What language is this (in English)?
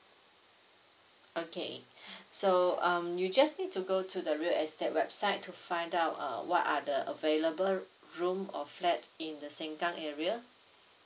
English